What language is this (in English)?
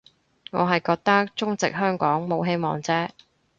Cantonese